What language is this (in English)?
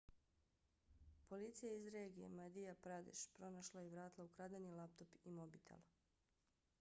Bosnian